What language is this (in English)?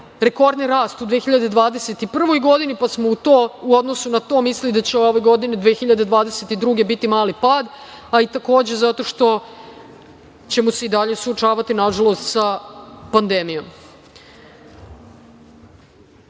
Serbian